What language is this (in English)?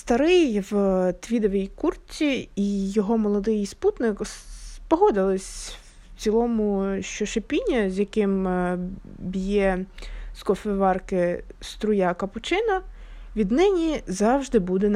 Ukrainian